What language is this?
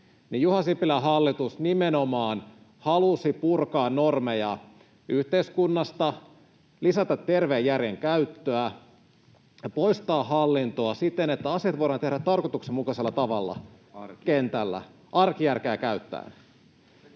Finnish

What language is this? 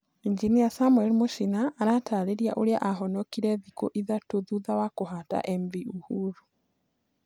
Kikuyu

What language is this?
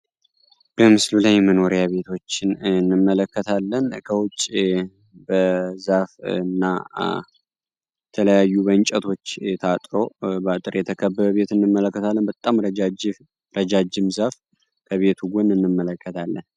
Amharic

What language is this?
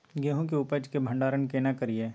Maithili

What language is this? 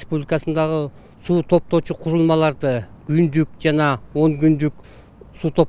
Turkish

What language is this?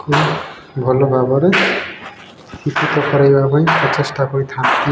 Odia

